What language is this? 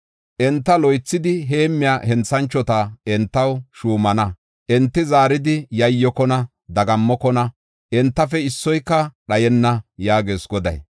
Gofa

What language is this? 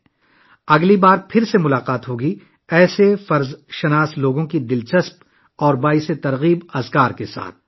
Urdu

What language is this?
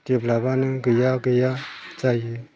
Bodo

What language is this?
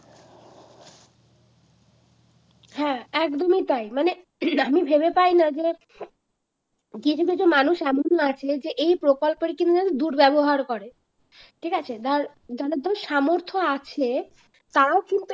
Bangla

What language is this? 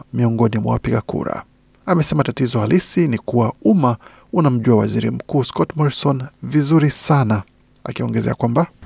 Swahili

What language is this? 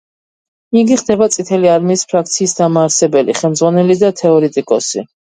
Georgian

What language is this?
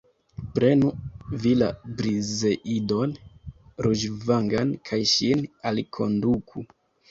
Esperanto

